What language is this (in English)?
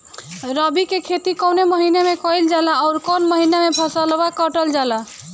Bhojpuri